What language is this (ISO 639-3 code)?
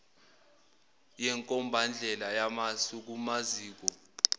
zul